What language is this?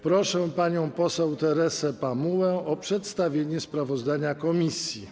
Polish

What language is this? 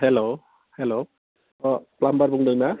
Bodo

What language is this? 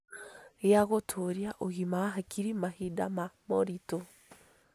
Kikuyu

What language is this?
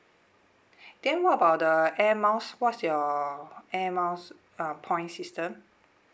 English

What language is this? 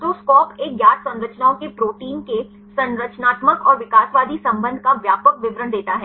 Hindi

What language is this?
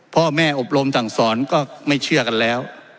Thai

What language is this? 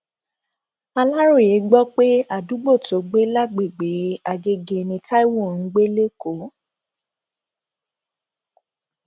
Yoruba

